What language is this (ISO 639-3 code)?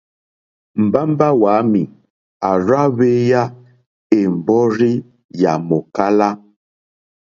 bri